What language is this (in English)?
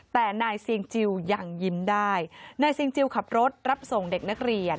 Thai